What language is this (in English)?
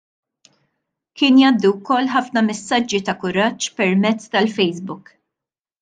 Maltese